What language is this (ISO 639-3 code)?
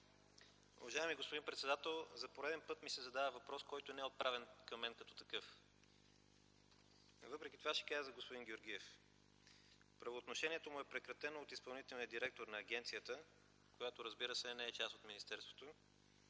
bul